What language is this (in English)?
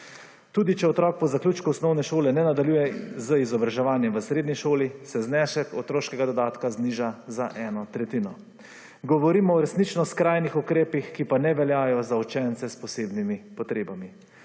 Slovenian